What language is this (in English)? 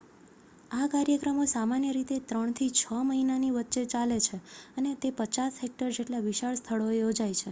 Gujarati